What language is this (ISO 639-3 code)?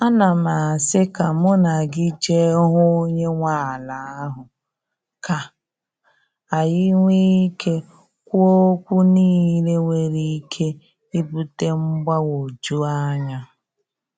ibo